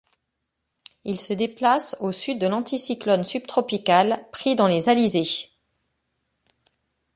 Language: French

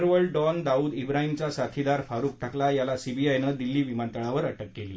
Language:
Marathi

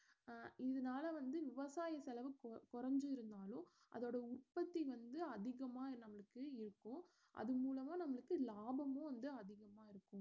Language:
Tamil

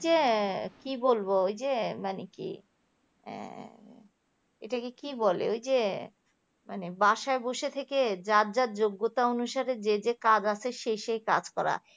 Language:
Bangla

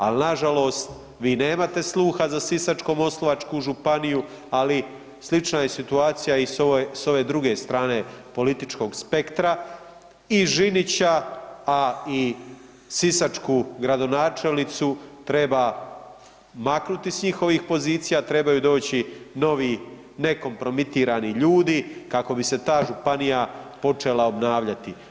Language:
Croatian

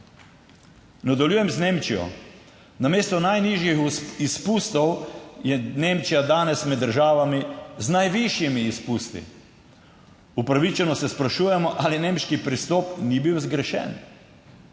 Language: Slovenian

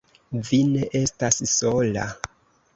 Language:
Esperanto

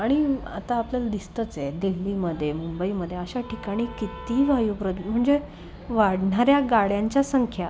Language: Marathi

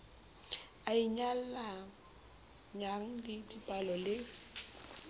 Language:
Southern Sotho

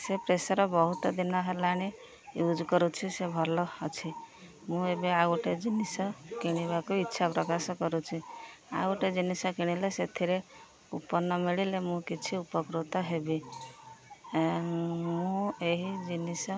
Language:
Odia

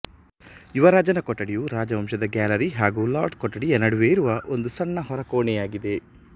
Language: Kannada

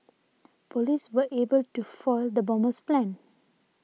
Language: English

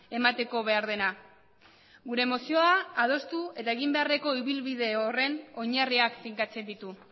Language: Basque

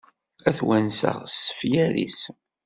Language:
Kabyle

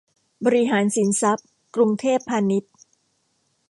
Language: Thai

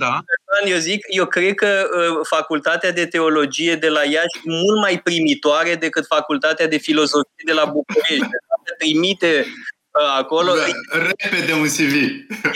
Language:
Romanian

